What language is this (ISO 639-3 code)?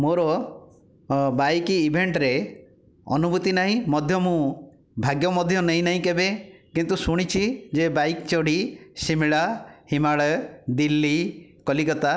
ori